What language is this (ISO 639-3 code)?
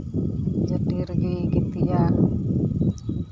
sat